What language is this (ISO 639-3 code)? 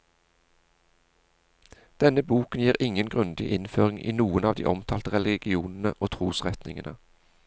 nor